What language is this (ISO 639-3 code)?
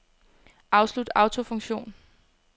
dan